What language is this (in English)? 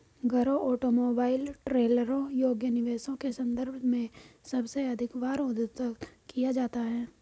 Hindi